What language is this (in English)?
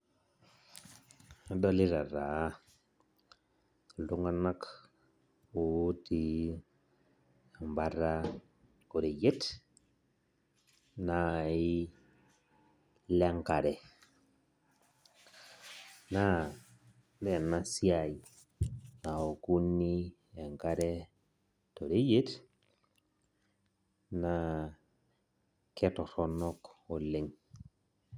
Masai